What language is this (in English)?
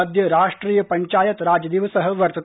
Sanskrit